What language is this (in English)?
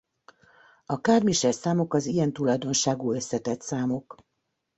Hungarian